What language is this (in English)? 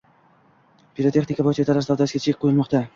Uzbek